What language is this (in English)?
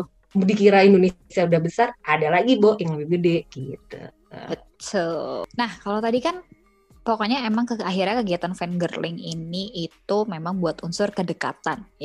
Indonesian